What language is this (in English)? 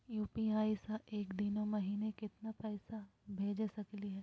Magahi